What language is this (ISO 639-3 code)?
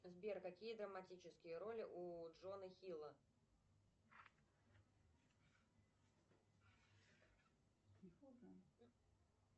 rus